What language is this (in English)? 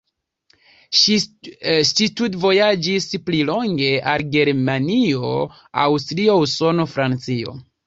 Esperanto